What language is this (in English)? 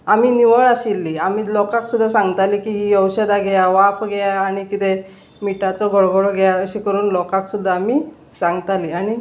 Konkani